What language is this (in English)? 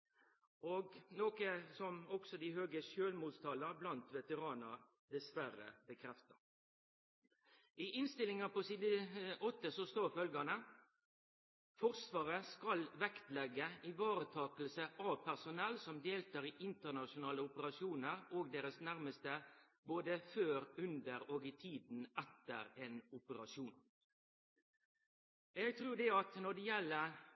Norwegian Nynorsk